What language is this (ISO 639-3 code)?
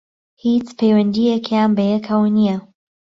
ckb